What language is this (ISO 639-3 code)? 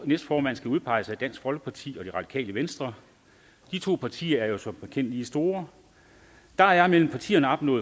dan